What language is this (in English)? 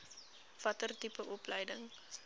Afrikaans